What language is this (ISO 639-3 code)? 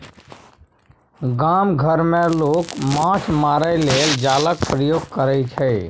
mai